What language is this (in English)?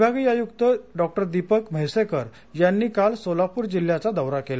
Marathi